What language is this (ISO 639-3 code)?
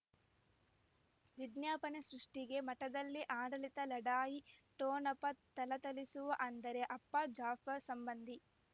kan